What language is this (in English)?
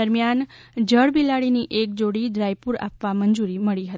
Gujarati